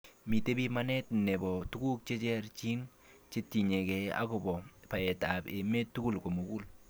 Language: Kalenjin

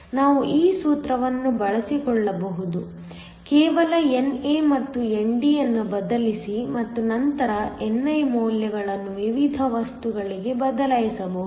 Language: Kannada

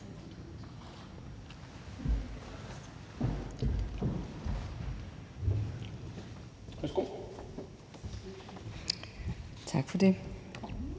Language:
Danish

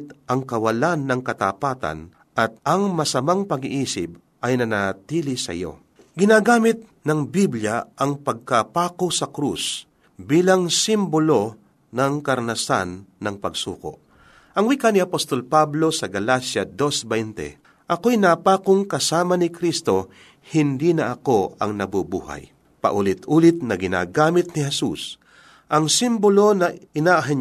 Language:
Filipino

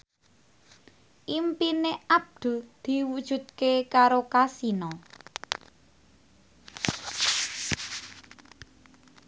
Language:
Javanese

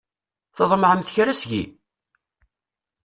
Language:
Kabyle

